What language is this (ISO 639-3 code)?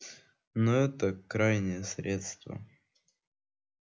rus